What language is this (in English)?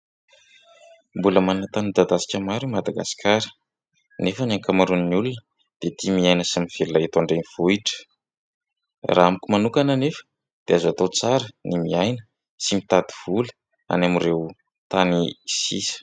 Malagasy